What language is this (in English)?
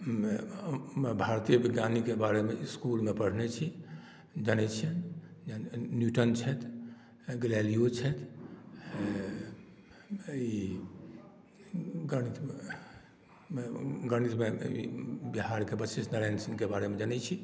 Maithili